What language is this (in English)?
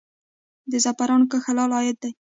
Pashto